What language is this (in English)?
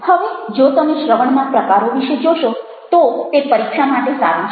Gujarati